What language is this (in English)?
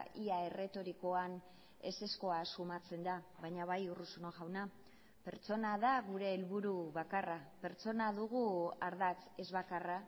Basque